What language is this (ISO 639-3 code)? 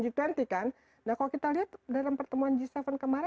ind